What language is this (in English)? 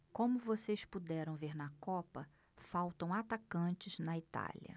Portuguese